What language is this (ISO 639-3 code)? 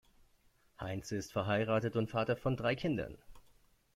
deu